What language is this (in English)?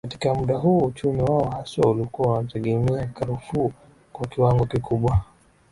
Swahili